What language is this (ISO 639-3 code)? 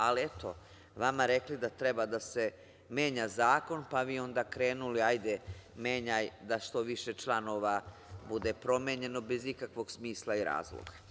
srp